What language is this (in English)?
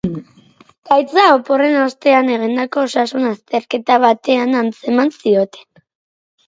Basque